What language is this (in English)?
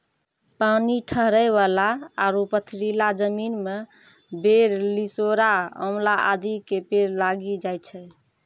Maithili